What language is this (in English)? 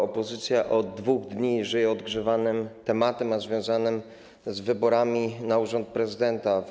Polish